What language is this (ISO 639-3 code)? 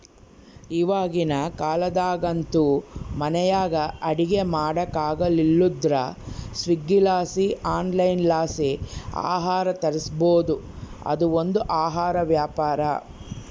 kan